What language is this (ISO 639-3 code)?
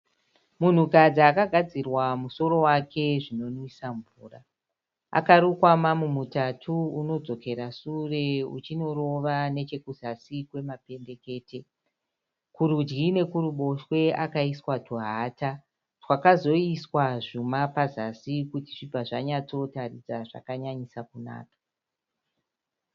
sna